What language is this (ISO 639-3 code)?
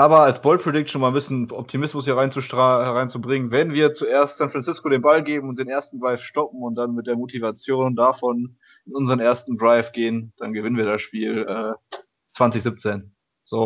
deu